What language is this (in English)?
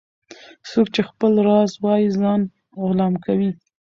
Pashto